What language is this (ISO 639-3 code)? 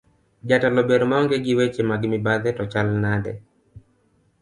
luo